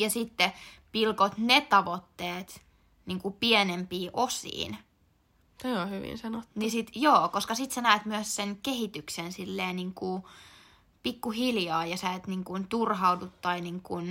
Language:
Finnish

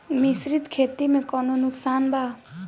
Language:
Bhojpuri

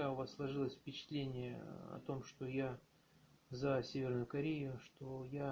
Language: Russian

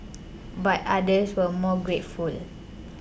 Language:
English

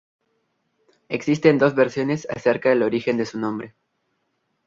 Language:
Spanish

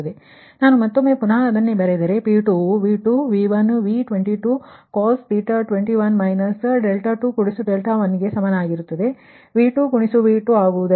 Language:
Kannada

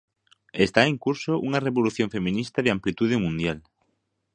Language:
Galician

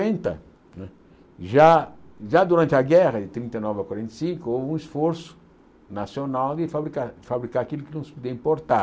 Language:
Portuguese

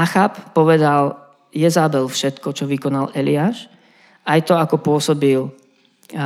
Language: Slovak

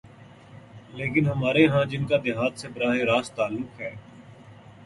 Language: Urdu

